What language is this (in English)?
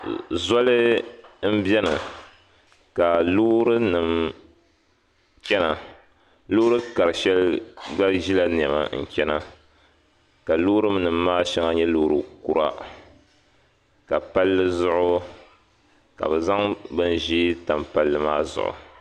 Dagbani